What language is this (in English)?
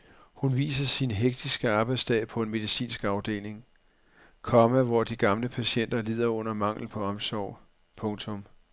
Danish